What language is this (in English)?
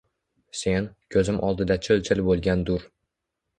Uzbek